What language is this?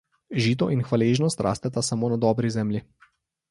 Slovenian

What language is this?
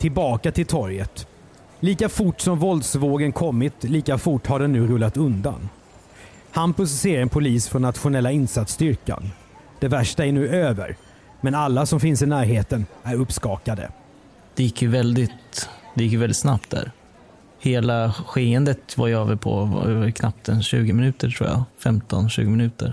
Swedish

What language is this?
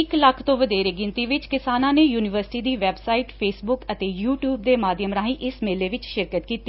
Punjabi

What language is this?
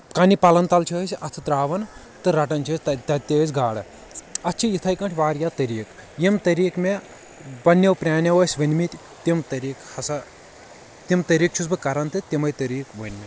Kashmiri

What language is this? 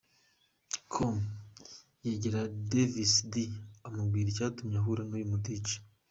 Kinyarwanda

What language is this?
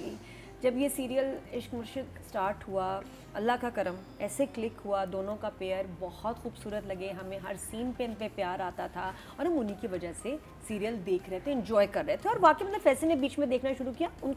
Hindi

